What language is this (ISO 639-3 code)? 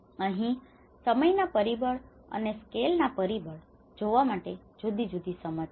guj